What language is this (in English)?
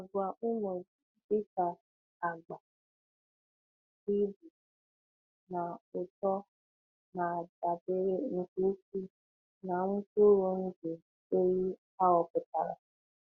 Igbo